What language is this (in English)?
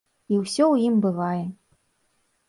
Belarusian